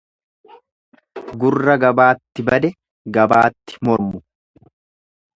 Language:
Oromo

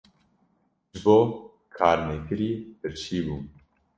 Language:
Kurdish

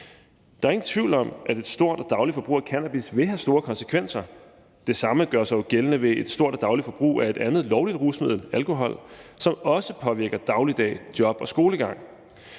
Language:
Danish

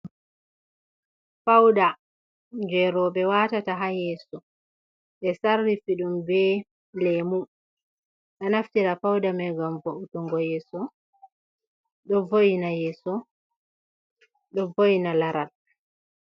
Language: Fula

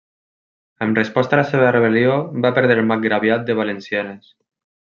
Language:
Catalan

